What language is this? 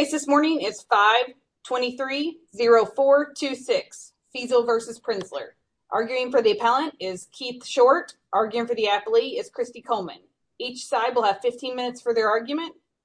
English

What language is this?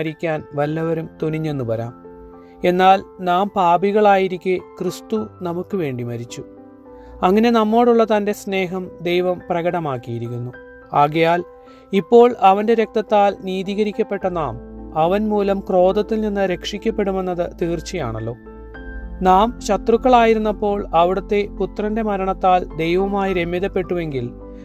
Thai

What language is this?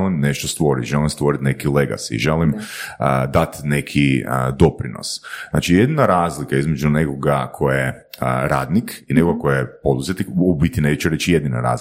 Croatian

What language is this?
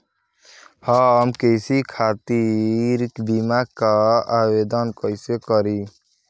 Bhojpuri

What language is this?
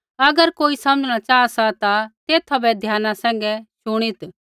Kullu Pahari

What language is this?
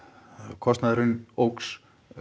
Icelandic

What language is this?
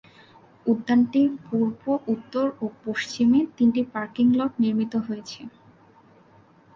Bangla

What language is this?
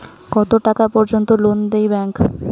Bangla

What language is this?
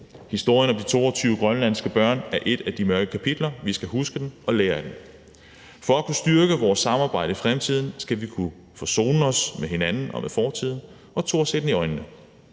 Danish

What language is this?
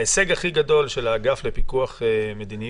Hebrew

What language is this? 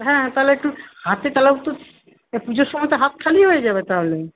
Bangla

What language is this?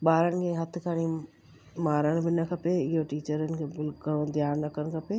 Sindhi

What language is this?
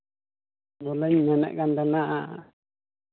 Santali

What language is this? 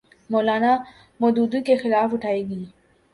Urdu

